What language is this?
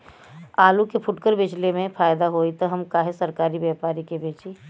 Bhojpuri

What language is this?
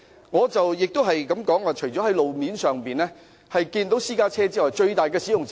Cantonese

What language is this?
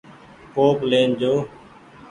Goaria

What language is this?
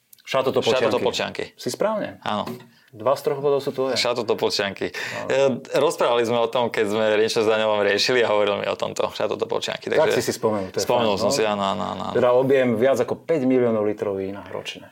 Slovak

